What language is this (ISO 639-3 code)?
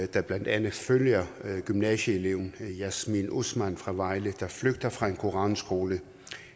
dan